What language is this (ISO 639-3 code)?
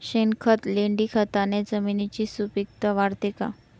mar